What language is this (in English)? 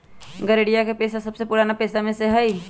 Magahi